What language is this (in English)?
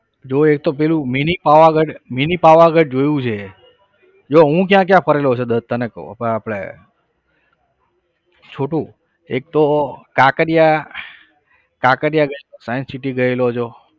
Gujarati